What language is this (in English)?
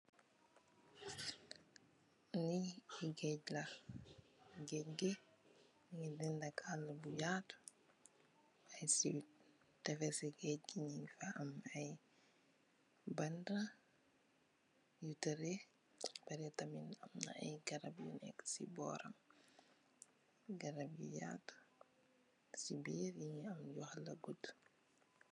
Wolof